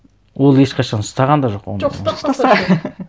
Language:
Kazakh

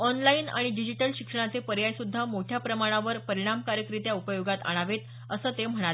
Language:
Marathi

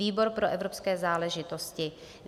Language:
Czech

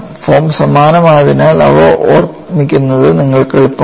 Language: Malayalam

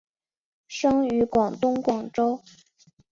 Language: Chinese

